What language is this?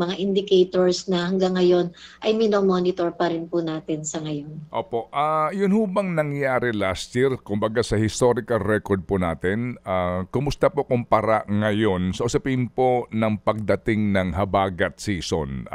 Filipino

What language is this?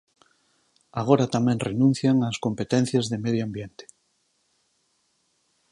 Galician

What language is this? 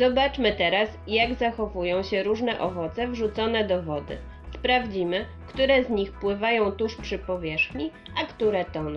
Polish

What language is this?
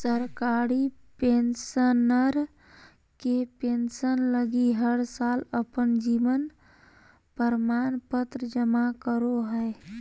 Magahi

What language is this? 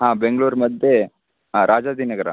Sanskrit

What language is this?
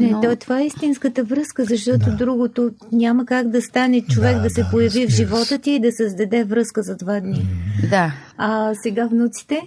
Bulgarian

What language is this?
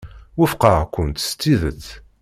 Kabyle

